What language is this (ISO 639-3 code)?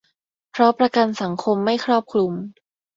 tha